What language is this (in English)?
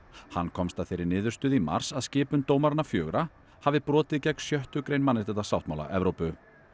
Icelandic